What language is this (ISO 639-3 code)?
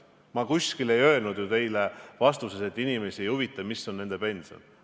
est